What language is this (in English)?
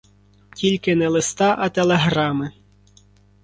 Ukrainian